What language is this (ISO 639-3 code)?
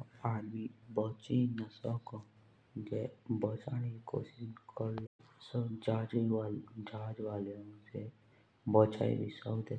jns